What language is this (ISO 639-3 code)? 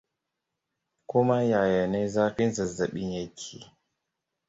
hau